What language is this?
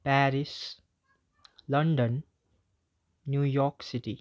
Nepali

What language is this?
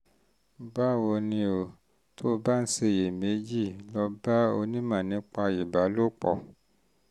Yoruba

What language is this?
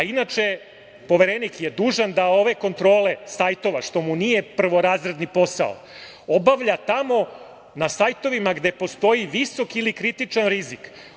Serbian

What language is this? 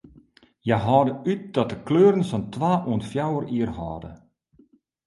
Western Frisian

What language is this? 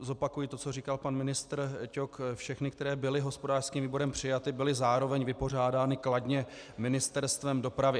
Czech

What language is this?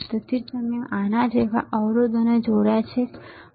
Gujarati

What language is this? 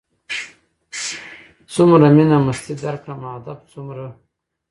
Pashto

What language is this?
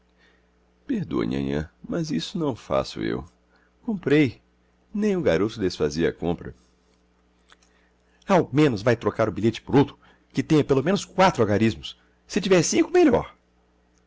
Portuguese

